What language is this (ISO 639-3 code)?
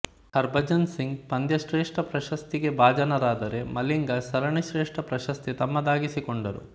kan